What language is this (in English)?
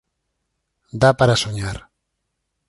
Galician